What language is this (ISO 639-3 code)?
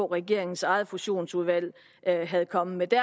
dan